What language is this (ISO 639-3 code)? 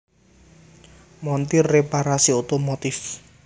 jav